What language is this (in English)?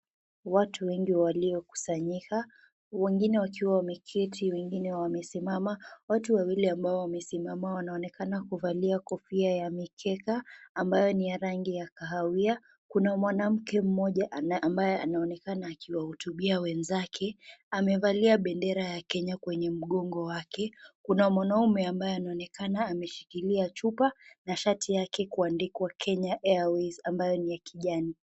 Swahili